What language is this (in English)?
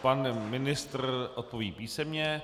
Czech